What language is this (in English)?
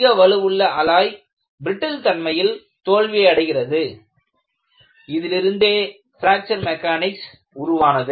Tamil